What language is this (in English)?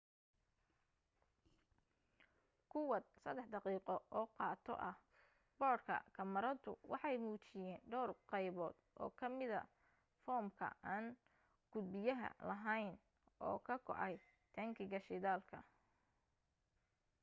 Somali